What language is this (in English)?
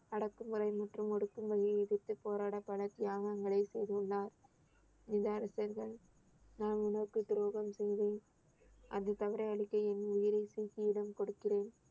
Tamil